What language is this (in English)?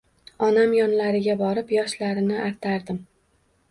Uzbek